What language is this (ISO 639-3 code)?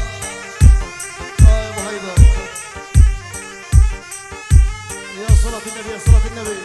ara